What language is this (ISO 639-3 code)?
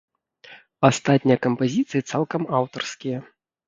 bel